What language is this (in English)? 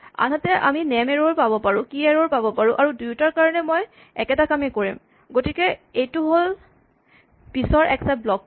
Assamese